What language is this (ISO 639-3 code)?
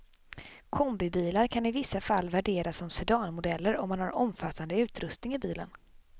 swe